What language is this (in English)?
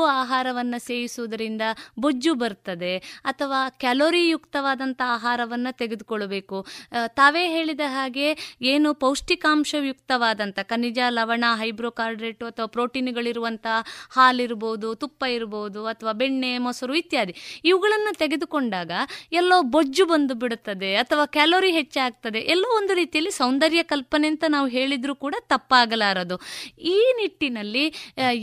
Kannada